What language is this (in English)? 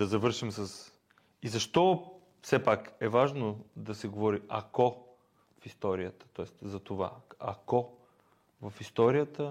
Bulgarian